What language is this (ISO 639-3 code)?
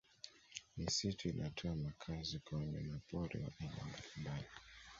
swa